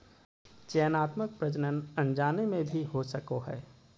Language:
Magahi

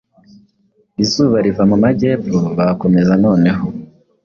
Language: Kinyarwanda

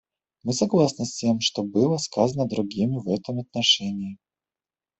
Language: Russian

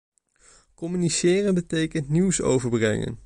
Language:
Dutch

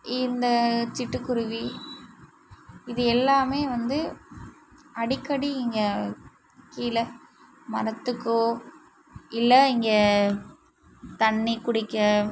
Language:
Tamil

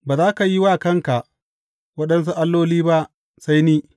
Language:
Hausa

